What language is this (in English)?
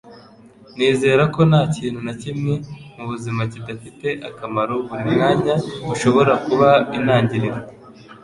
Kinyarwanda